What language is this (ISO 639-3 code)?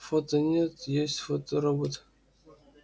rus